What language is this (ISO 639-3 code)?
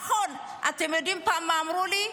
heb